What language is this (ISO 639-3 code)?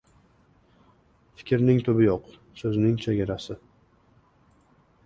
uzb